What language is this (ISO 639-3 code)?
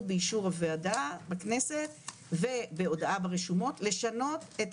heb